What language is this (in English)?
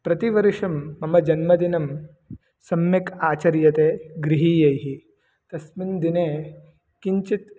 Sanskrit